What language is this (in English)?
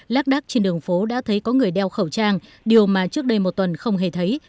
Vietnamese